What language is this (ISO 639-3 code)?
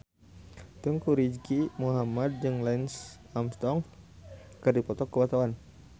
sun